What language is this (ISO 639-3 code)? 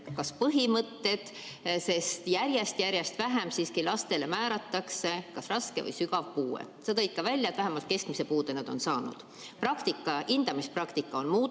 est